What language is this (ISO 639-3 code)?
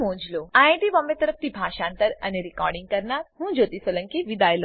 guj